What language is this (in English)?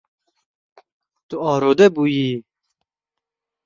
Kurdish